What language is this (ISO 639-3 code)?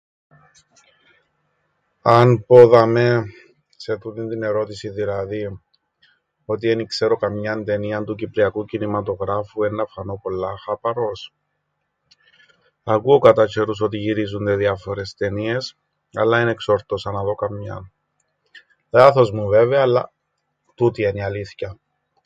ell